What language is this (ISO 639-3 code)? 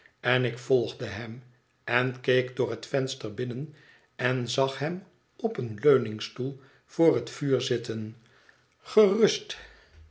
nld